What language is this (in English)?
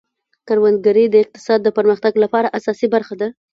Pashto